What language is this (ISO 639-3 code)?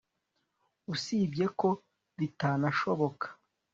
kin